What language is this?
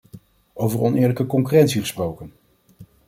Dutch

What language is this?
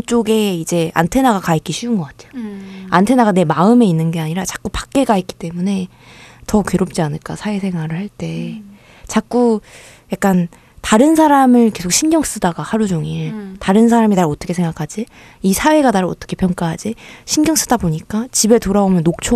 Korean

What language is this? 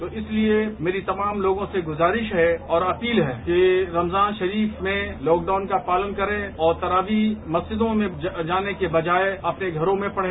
Hindi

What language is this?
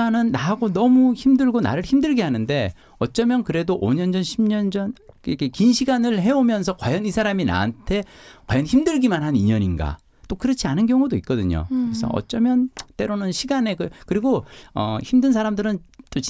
Korean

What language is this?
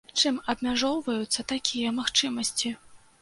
Belarusian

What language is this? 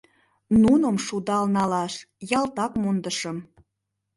Mari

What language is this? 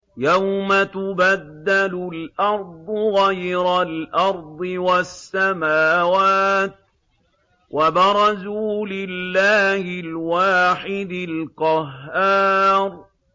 Arabic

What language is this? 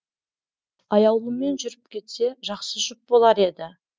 Kazakh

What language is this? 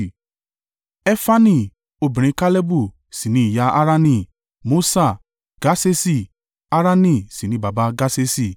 Yoruba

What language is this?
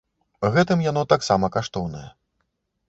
Belarusian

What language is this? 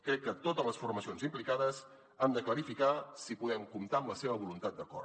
Catalan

